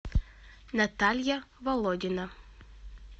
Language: Russian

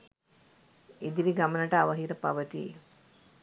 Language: Sinhala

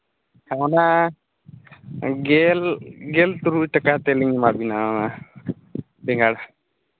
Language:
Santali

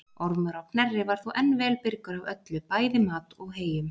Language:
Icelandic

